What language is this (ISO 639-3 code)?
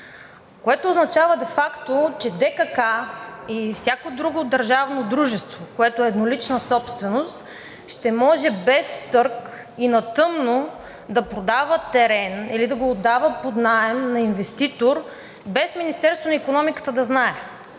bul